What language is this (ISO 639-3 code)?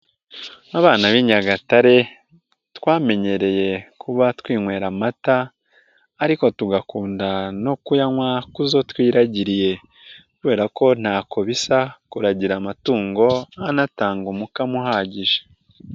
kin